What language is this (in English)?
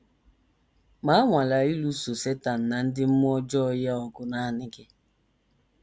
Igbo